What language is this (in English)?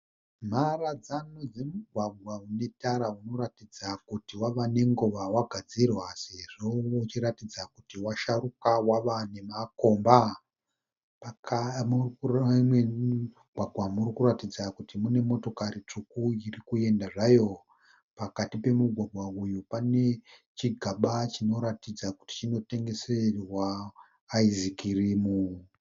Shona